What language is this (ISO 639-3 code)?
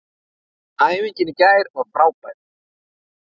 isl